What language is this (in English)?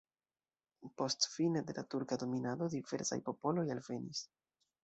Esperanto